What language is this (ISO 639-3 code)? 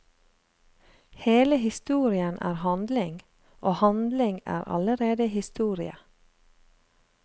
nor